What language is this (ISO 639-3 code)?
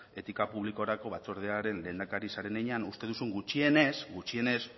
eus